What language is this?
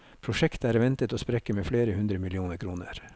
Norwegian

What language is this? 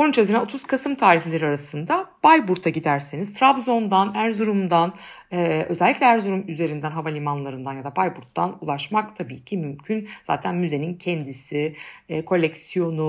Turkish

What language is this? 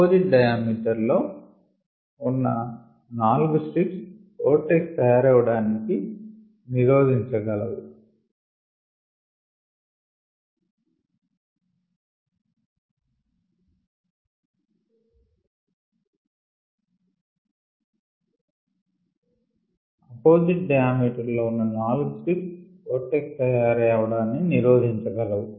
Telugu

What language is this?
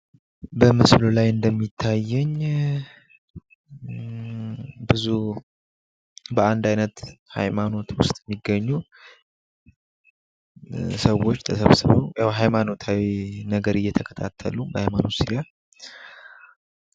Amharic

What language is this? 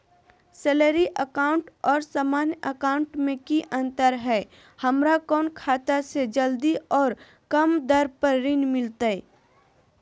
Magahi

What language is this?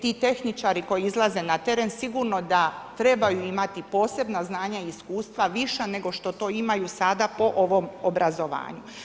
Croatian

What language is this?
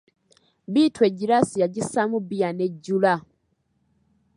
Ganda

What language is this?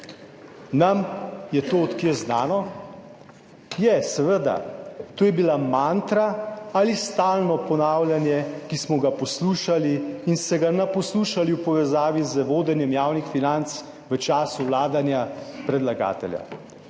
Slovenian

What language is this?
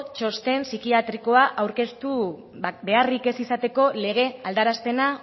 Basque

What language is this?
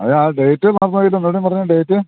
Malayalam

